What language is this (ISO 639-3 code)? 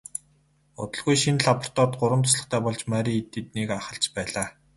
mon